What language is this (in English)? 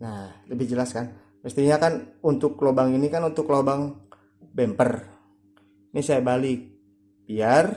Indonesian